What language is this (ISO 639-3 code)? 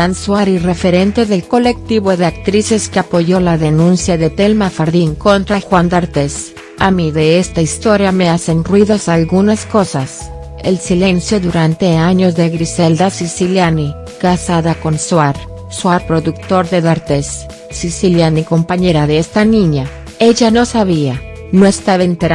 spa